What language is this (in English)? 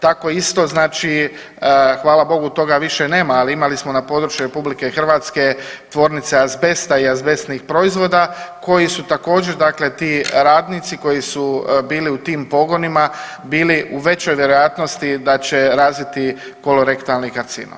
Croatian